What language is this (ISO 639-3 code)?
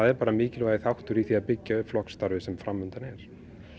isl